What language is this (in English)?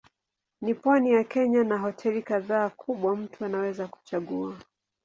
Swahili